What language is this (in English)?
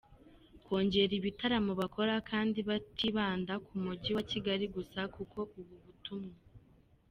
Kinyarwanda